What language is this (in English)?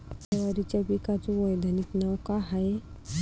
Marathi